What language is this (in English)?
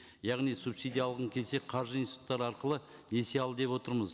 Kazakh